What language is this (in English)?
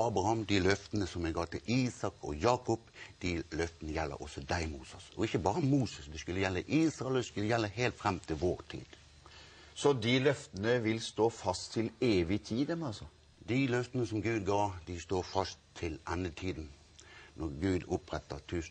Norwegian